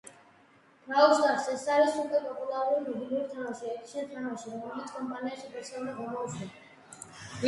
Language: Georgian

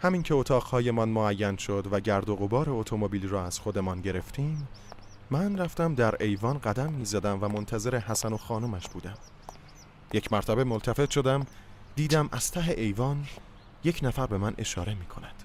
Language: Persian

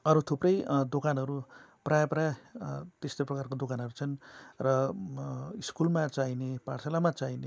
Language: Nepali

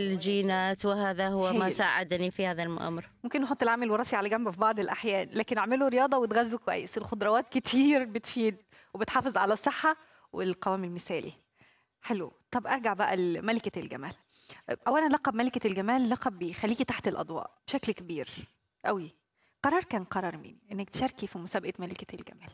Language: Arabic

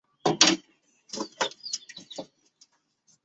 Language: Chinese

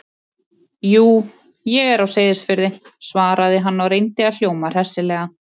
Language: Icelandic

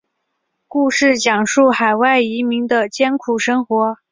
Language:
Chinese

